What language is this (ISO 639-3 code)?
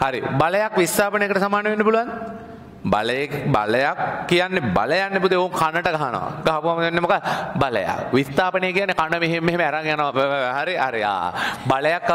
ind